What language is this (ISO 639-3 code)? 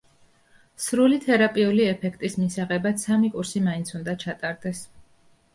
kat